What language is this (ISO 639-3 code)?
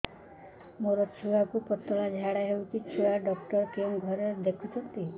ori